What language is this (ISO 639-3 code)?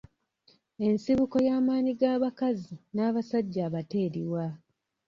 lug